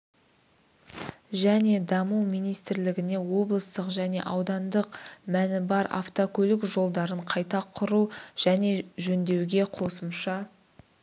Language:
Kazakh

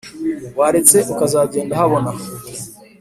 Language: Kinyarwanda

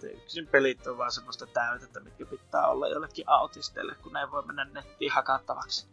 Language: Finnish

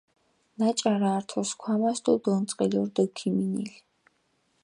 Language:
Mingrelian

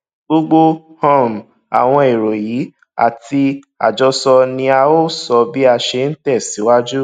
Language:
Yoruba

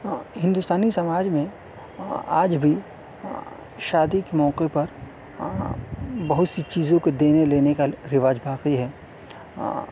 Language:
Urdu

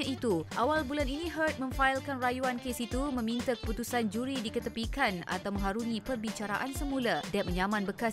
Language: Malay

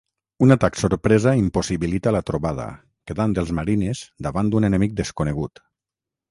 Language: Catalan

